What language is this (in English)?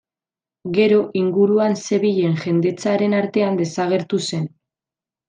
Basque